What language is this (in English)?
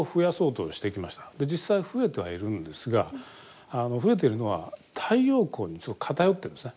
Japanese